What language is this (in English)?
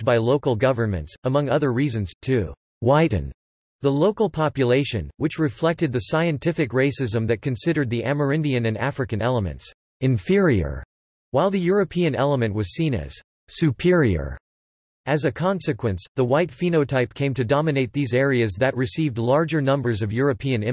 English